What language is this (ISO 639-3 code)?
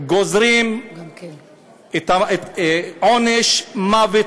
heb